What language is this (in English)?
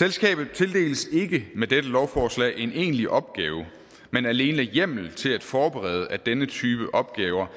Danish